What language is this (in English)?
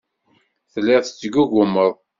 Kabyle